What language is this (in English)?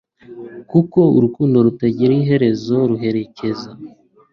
Kinyarwanda